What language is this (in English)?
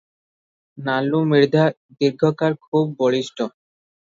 Odia